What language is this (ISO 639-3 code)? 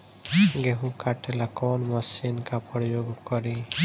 bho